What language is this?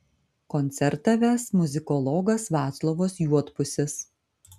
Lithuanian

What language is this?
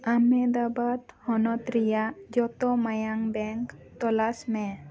Santali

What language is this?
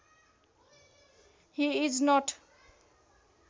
Nepali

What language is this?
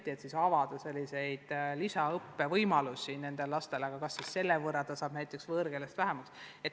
Estonian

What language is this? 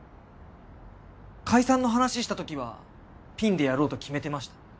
Japanese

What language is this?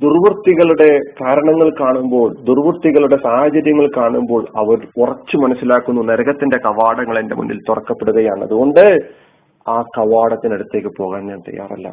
Malayalam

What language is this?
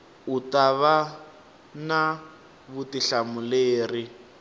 Tsonga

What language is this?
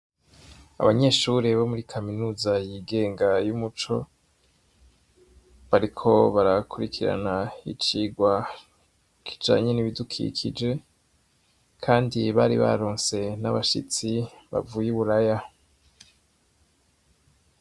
Rundi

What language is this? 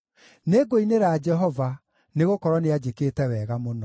Kikuyu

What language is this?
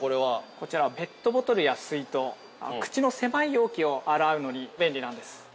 Japanese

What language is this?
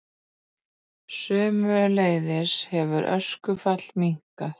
Icelandic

